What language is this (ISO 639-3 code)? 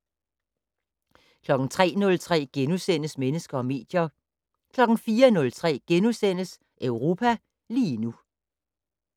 dan